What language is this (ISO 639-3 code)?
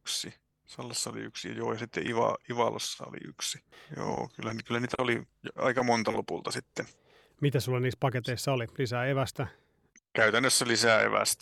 fin